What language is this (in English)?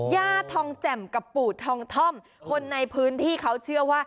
Thai